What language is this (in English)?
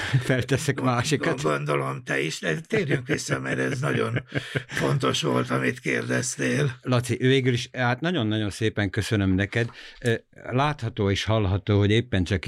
Hungarian